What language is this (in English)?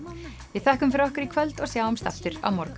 Icelandic